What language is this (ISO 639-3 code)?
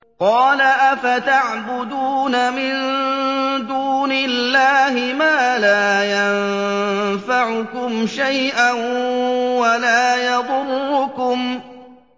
ara